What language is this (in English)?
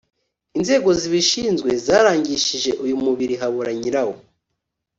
Kinyarwanda